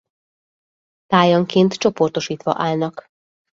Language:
Hungarian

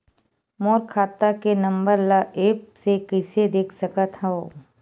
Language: Chhattisgarhi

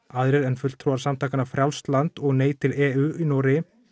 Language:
Icelandic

